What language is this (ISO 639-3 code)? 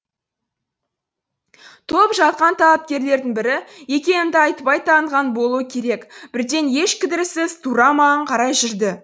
kaz